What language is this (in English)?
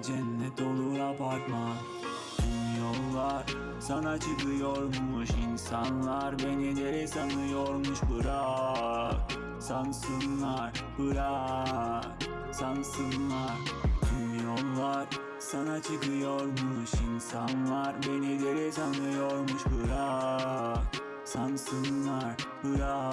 Turkish